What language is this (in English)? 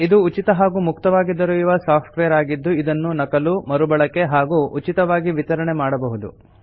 Kannada